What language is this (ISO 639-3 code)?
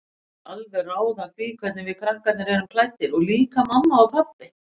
isl